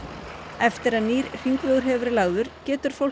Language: Icelandic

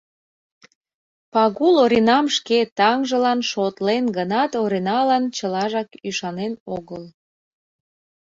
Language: Mari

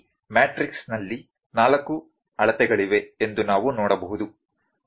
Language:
Kannada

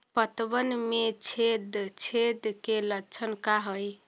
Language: Magahi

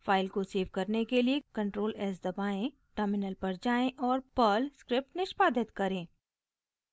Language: Hindi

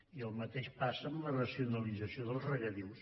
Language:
Catalan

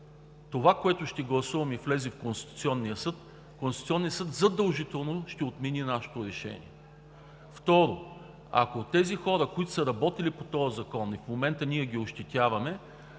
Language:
Bulgarian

